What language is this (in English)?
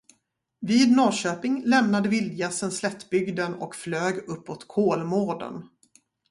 Swedish